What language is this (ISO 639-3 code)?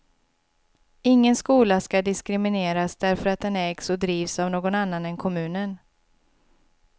swe